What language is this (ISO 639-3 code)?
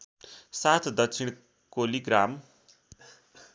nep